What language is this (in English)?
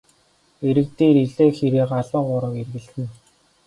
Mongolian